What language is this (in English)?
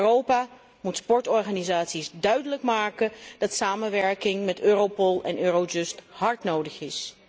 Dutch